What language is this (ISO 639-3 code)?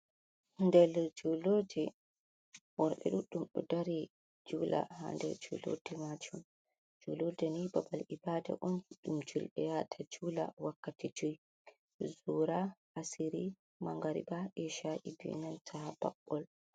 ful